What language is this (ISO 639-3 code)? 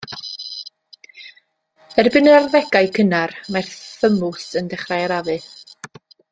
cym